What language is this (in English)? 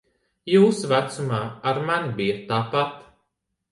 Latvian